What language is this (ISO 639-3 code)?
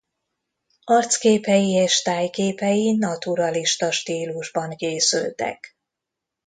hun